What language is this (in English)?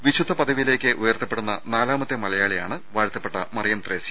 Malayalam